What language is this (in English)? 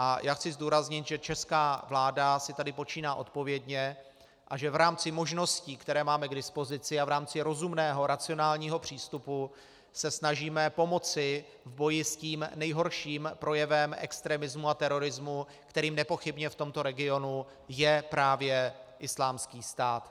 Czech